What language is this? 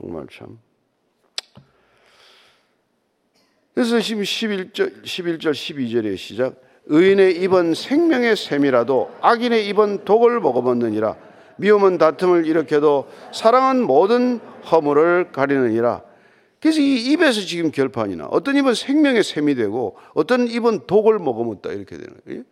Korean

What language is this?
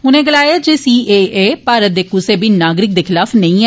Dogri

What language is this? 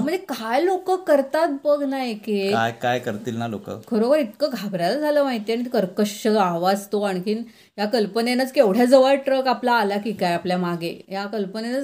Marathi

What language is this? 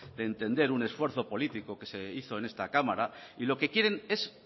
Spanish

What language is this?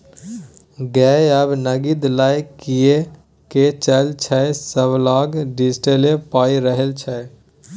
Maithili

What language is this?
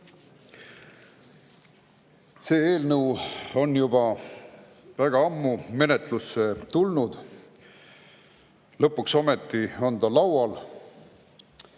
Estonian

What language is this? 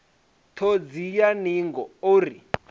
Venda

